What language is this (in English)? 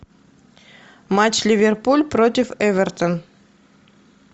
Russian